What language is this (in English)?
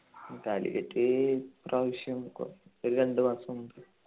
Malayalam